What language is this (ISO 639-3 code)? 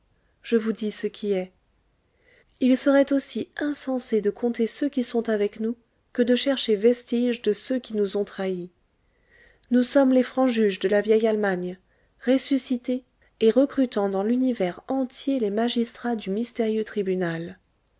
fra